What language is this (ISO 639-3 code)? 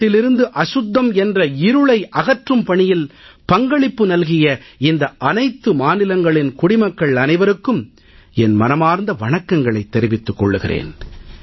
tam